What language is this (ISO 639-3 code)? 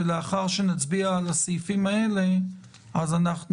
heb